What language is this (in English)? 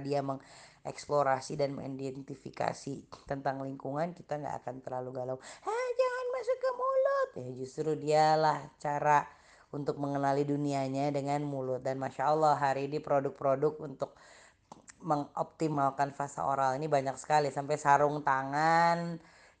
Indonesian